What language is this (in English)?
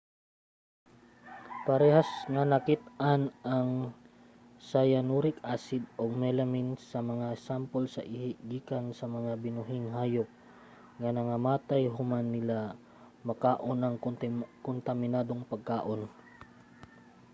Cebuano